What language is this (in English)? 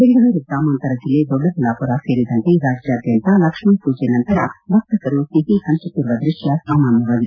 Kannada